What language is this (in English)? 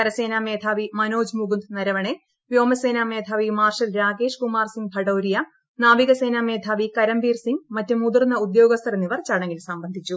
Malayalam